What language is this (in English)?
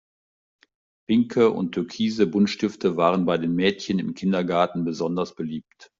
German